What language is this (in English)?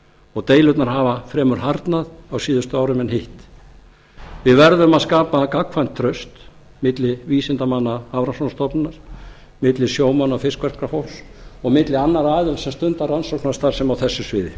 Icelandic